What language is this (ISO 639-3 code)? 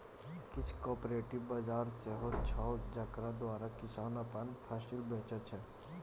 mai